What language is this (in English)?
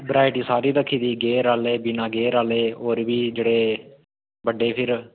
Dogri